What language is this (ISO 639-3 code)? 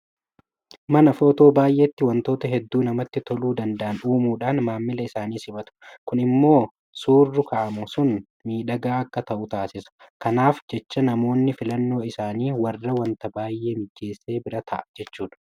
orm